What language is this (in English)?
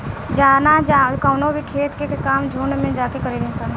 Bhojpuri